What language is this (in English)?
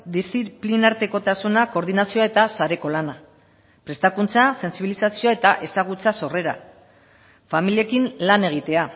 Basque